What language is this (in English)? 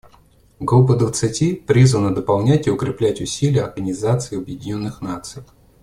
Russian